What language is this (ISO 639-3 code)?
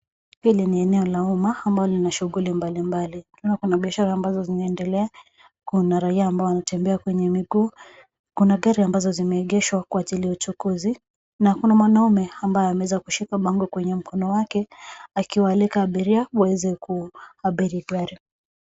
swa